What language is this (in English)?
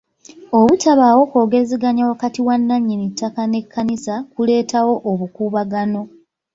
Ganda